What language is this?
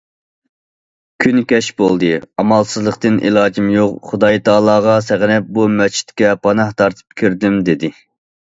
Uyghur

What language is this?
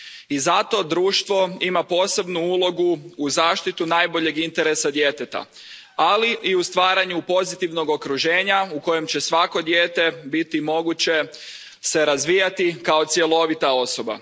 Croatian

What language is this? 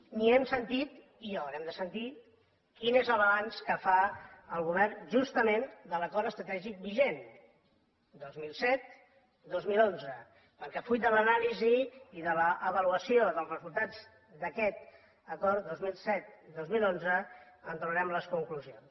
Catalan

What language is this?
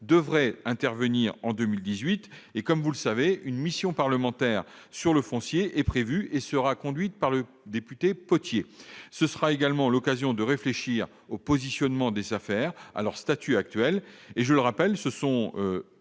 French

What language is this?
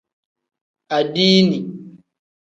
Tem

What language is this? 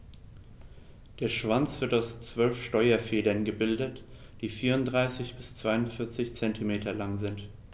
German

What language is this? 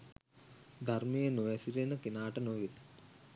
Sinhala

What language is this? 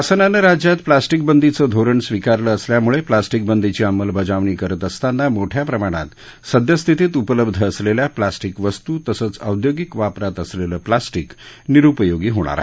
Marathi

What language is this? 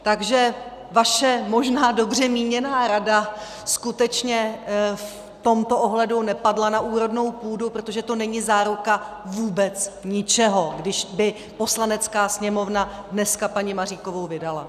Czech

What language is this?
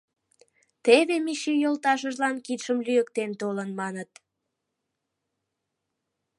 Mari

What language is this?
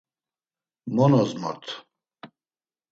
Laz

